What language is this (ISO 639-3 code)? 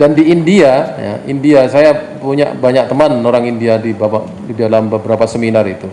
ind